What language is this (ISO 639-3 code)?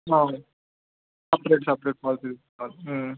tel